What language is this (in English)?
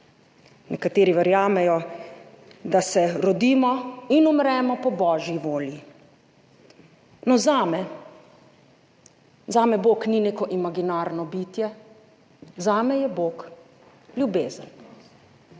Slovenian